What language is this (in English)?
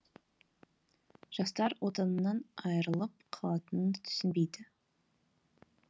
Kazakh